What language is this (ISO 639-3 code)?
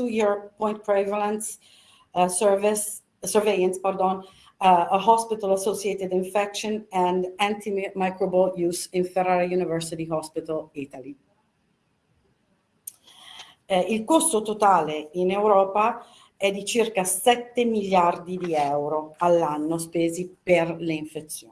ita